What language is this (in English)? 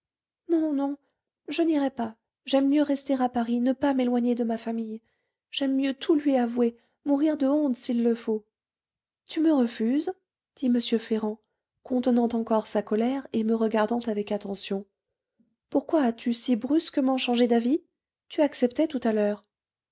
French